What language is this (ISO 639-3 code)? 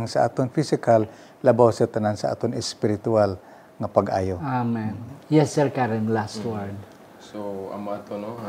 fil